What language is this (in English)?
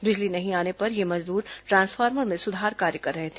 Hindi